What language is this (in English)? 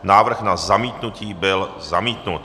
Czech